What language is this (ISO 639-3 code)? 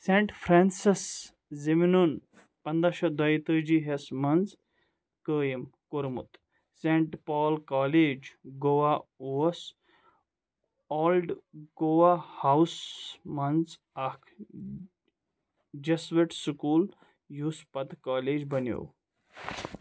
kas